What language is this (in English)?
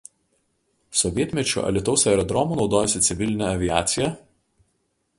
Lithuanian